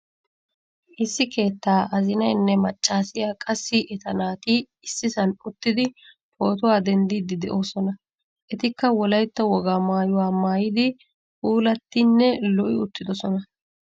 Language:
Wolaytta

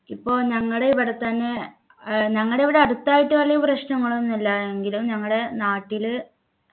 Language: Malayalam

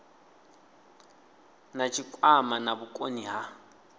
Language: Venda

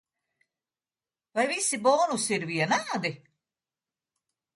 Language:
Latvian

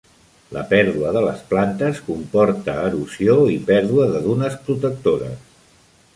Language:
Catalan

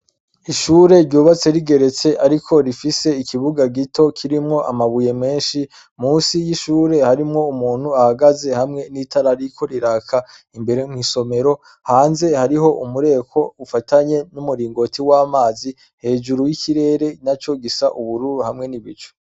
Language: Rundi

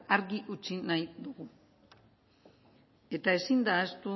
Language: Basque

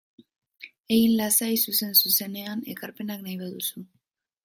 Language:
Basque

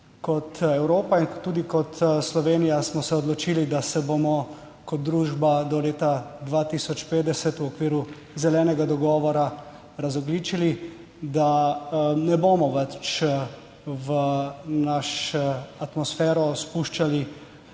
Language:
Slovenian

